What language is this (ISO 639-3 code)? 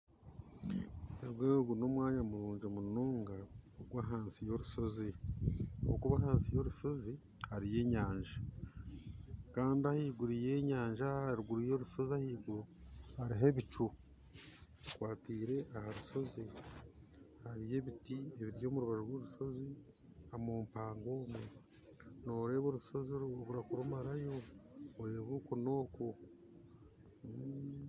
nyn